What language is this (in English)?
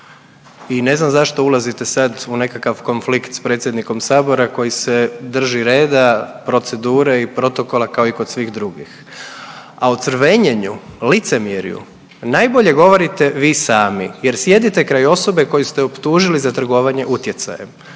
Croatian